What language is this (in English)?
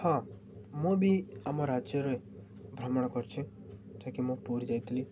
Odia